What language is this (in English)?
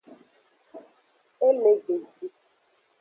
Aja (Benin)